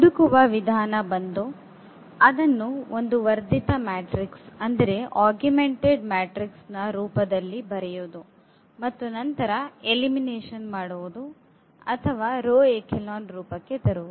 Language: Kannada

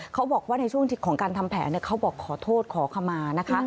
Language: Thai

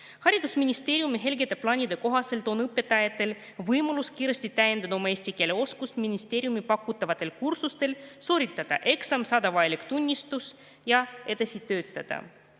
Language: Estonian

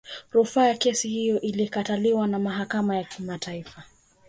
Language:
Swahili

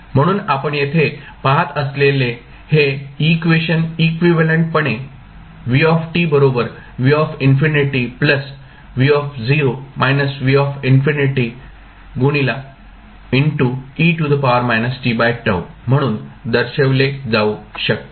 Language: Marathi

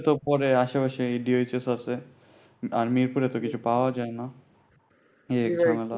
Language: Bangla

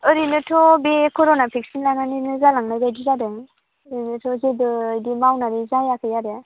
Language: Bodo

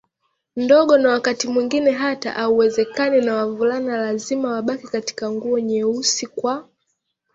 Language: Swahili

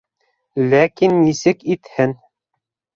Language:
Bashkir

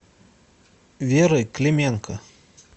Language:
Russian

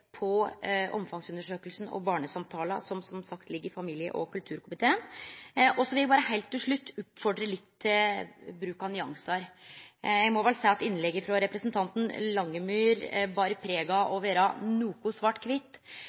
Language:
Norwegian Nynorsk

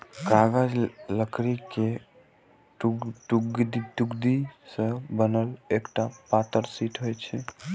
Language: Maithili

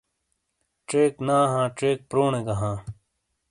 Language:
Shina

